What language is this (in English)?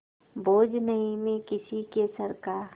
Hindi